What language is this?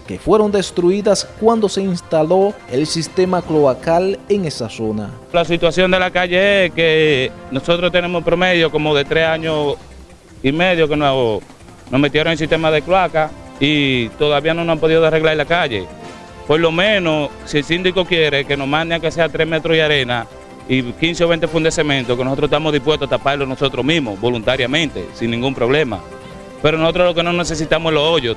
Spanish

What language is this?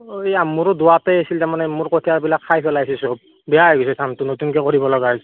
Assamese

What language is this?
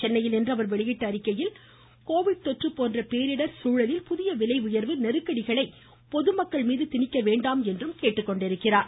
Tamil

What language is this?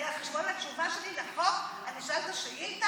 Hebrew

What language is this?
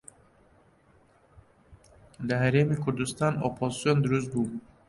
Central Kurdish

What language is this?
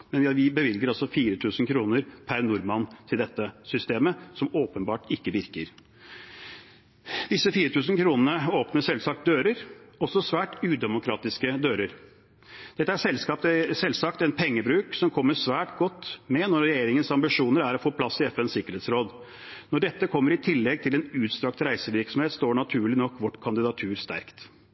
Norwegian Bokmål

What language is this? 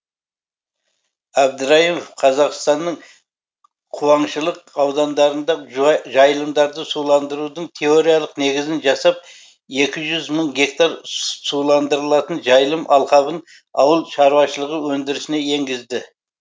Kazakh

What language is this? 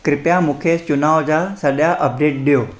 Sindhi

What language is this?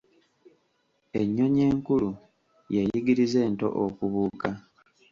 Ganda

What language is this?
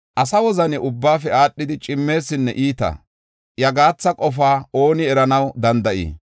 Gofa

